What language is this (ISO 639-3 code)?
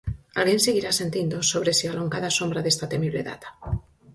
glg